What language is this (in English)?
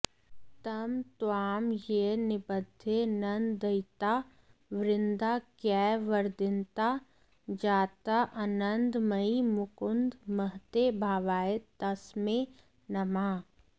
Sanskrit